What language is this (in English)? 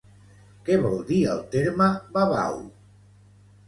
Catalan